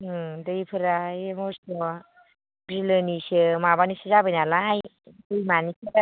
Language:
Bodo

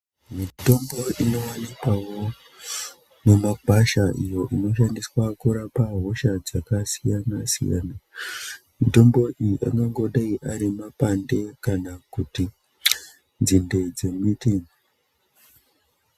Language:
Ndau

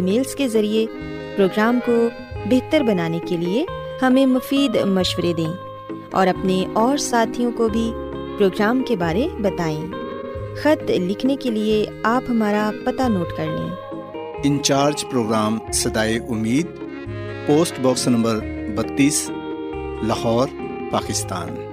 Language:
Urdu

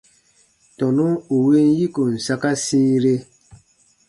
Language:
Baatonum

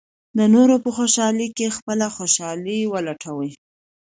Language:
Pashto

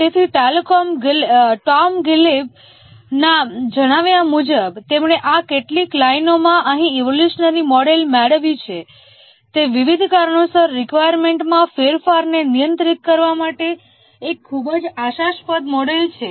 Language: Gujarati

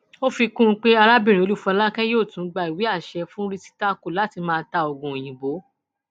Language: Yoruba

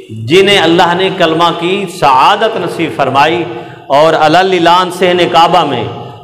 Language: Hindi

